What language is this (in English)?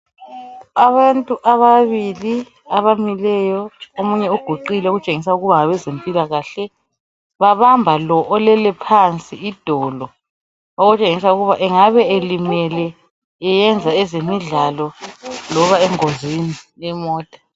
North Ndebele